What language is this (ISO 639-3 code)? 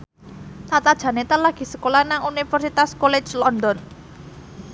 jav